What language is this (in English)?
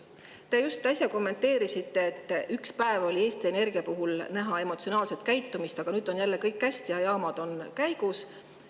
Estonian